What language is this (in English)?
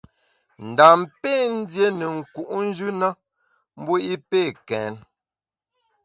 Bamun